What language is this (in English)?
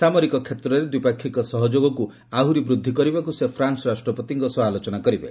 Odia